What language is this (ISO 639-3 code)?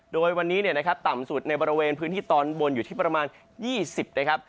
tha